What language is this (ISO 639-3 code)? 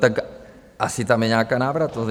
ces